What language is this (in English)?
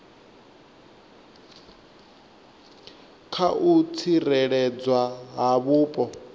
Venda